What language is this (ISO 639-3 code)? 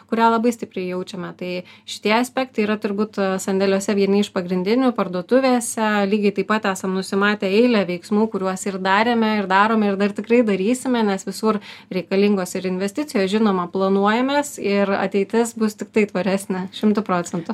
lit